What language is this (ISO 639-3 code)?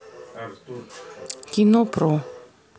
rus